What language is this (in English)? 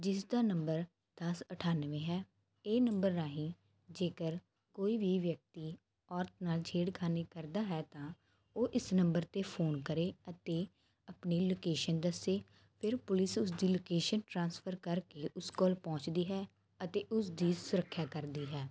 Punjabi